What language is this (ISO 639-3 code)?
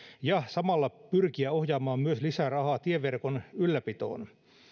fin